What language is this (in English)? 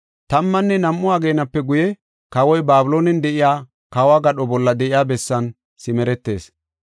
Gofa